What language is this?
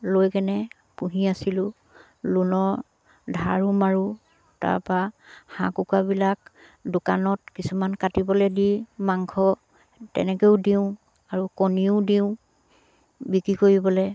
Assamese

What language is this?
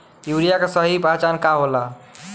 Bhojpuri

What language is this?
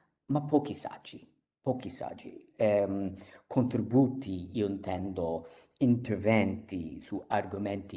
Italian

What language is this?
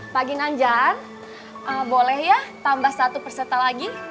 Indonesian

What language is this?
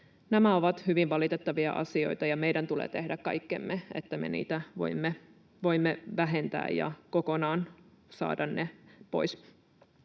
Finnish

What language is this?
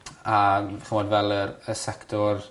Welsh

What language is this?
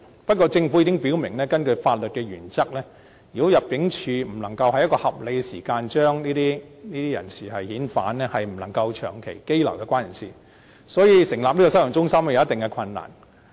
Cantonese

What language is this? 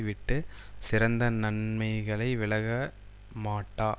Tamil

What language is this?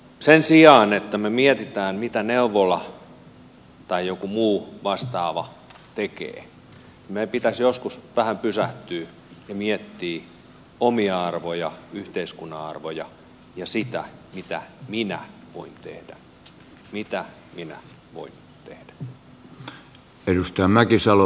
Finnish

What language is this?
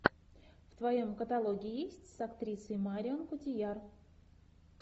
Russian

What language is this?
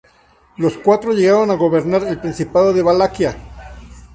Spanish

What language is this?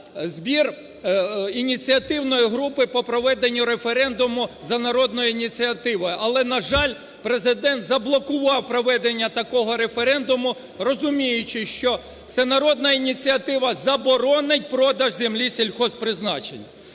Ukrainian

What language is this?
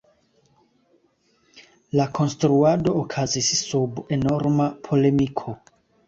Esperanto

